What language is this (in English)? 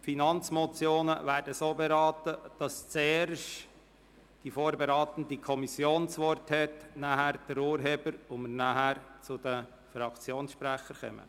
Swiss German